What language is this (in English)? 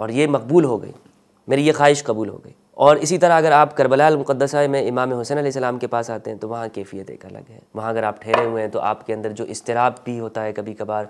Hindi